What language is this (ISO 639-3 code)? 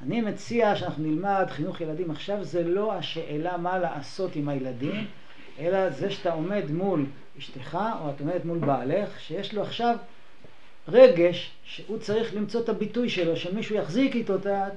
heb